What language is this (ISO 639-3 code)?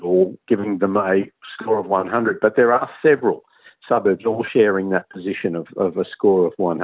ind